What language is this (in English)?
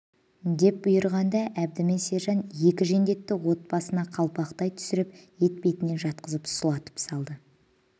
Kazakh